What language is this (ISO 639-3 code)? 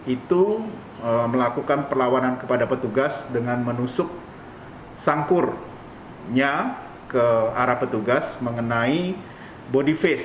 ind